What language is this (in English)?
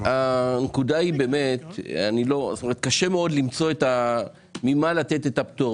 Hebrew